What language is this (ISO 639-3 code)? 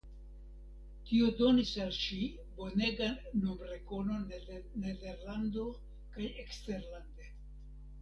epo